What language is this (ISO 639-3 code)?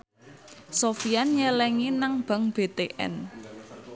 jav